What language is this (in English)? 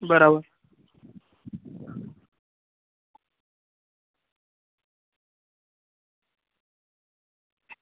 Gujarati